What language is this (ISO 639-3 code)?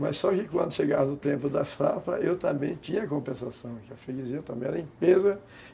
por